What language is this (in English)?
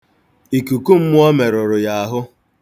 Igbo